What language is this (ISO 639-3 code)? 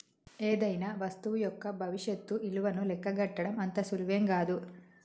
tel